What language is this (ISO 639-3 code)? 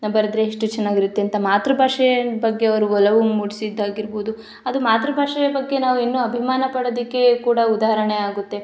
kan